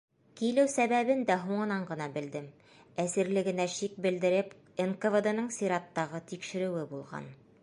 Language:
Bashkir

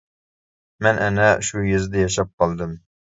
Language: Uyghur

